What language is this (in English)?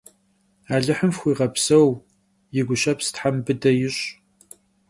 Kabardian